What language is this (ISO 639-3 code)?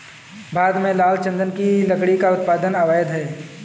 hin